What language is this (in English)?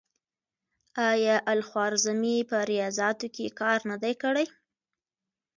Pashto